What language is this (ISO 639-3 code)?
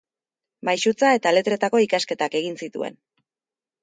eus